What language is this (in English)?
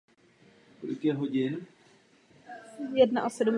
Czech